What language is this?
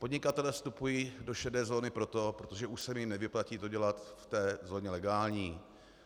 Czech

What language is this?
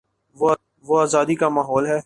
Urdu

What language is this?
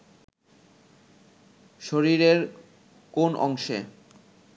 Bangla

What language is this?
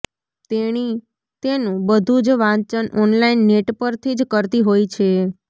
Gujarati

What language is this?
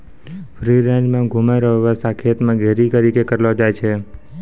Maithili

